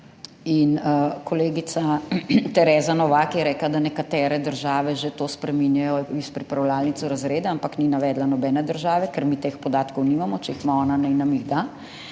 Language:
Slovenian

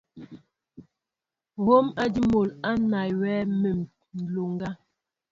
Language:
Mbo (Cameroon)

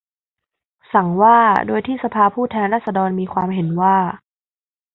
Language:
Thai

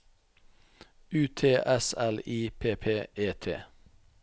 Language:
Norwegian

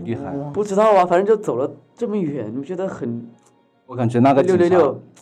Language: Chinese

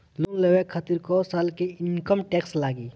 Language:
Bhojpuri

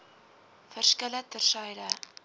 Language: Afrikaans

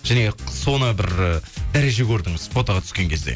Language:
Kazakh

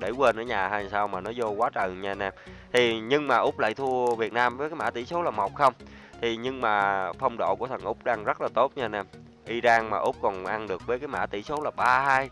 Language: Vietnamese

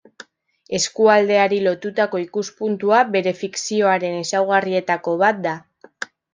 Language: Basque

